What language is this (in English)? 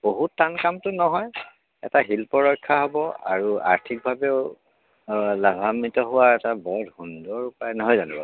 Assamese